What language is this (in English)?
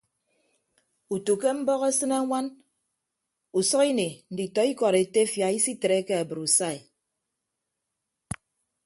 Ibibio